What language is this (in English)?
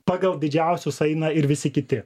Lithuanian